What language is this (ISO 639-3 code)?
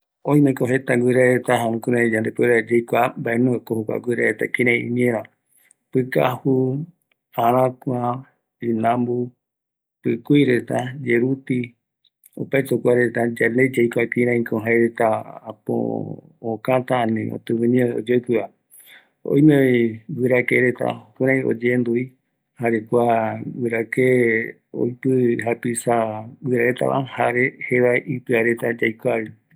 gui